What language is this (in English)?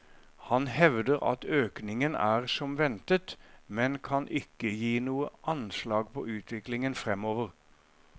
Norwegian